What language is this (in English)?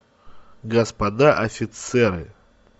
Russian